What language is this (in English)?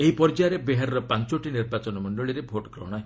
Odia